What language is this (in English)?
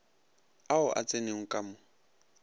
Northern Sotho